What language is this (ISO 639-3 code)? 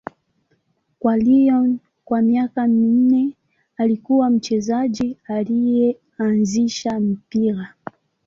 swa